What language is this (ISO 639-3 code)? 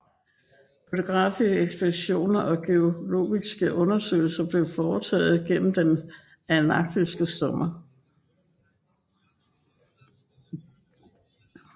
dan